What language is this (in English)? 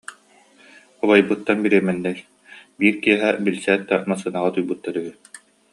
Yakut